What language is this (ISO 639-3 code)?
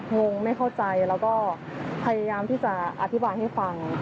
tha